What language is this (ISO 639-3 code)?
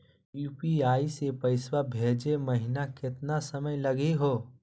mag